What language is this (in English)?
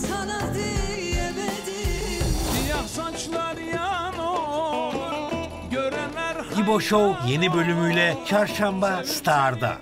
Turkish